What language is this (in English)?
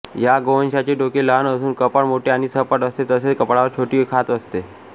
Marathi